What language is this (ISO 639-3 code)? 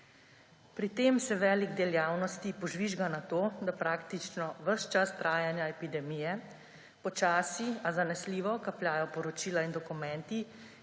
slv